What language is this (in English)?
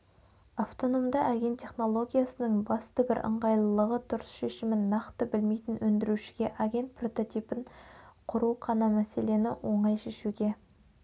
Kazakh